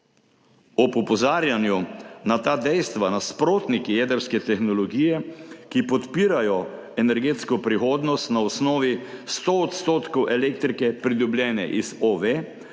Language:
Slovenian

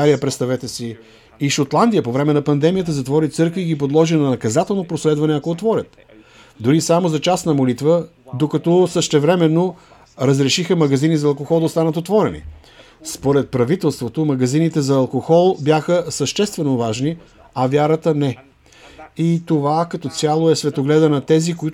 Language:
Bulgarian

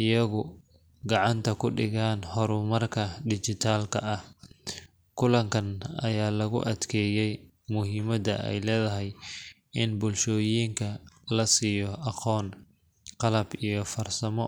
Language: Somali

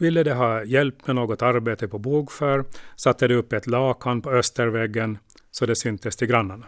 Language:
Swedish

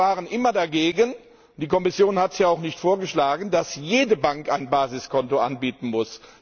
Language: German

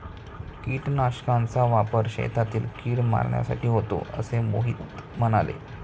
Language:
Marathi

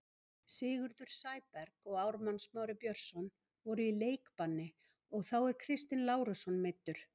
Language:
Icelandic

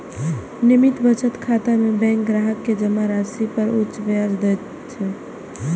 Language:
Maithili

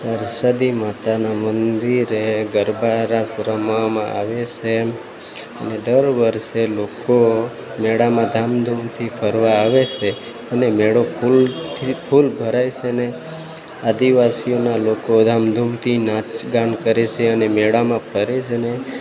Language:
Gujarati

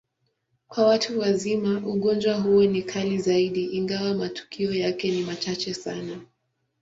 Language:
Swahili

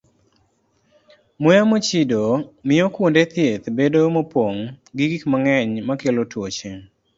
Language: Luo (Kenya and Tanzania)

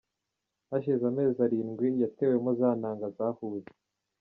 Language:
Kinyarwanda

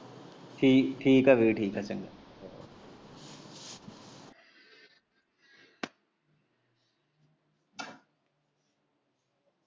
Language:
Punjabi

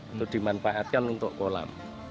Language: Indonesian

